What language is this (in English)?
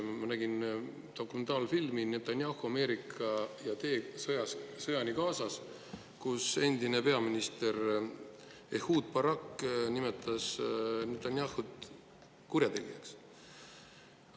Estonian